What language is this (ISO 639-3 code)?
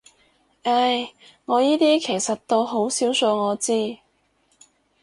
yue